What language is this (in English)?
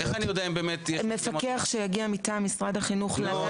Hebrew